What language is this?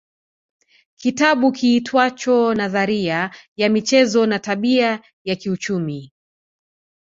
Swahili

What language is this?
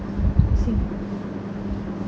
English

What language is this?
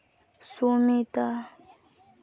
Santali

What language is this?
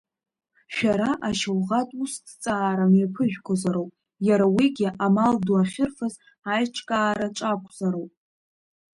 Abkhazian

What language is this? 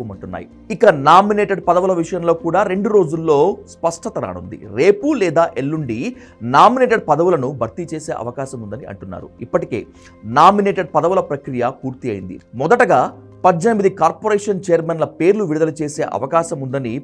Telugu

